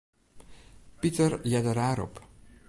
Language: Western Frisian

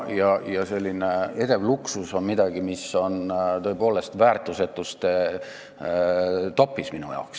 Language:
Estonian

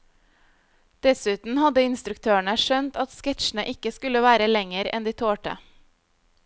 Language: Norwegian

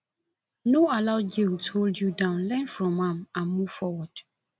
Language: Nigerian Pidgin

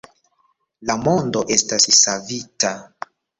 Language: Esperanto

